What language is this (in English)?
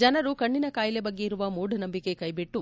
Kannada